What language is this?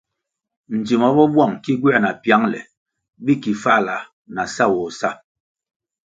Kwasio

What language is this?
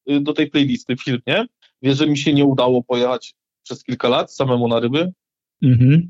Polish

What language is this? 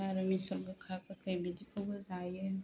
Bodo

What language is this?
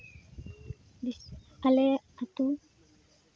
Santali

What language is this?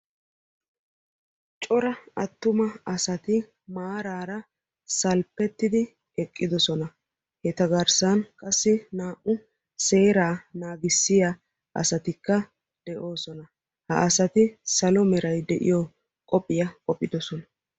Wolaytta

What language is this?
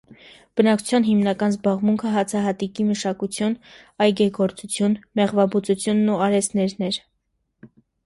Armenian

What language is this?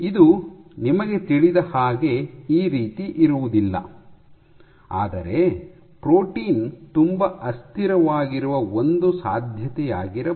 Kannada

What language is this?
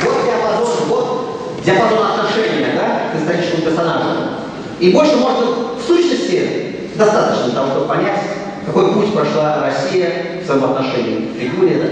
Russian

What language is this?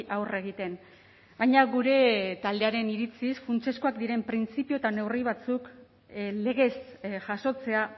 Basque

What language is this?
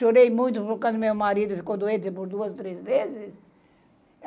Portuguese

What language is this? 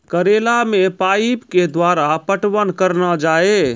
Maithili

